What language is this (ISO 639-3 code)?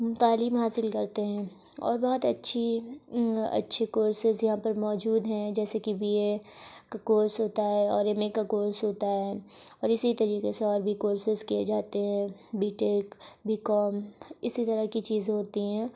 urd